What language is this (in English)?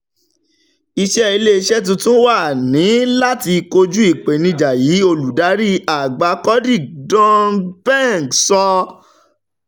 Yoruba